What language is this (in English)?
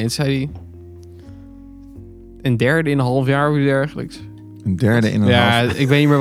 Dutch